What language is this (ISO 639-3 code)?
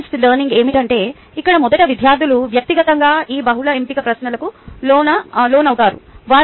tel